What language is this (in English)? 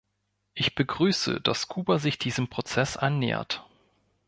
German